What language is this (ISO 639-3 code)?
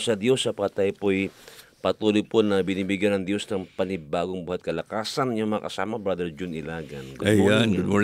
fil